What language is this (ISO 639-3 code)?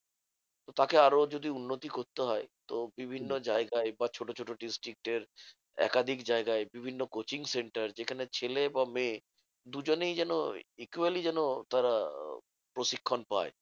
ben